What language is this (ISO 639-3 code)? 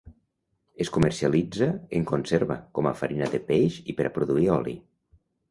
cat